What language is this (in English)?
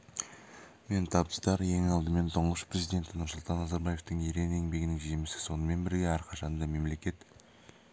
Kazakh